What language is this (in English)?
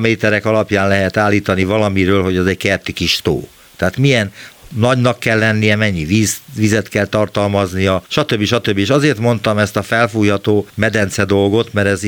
Hungarian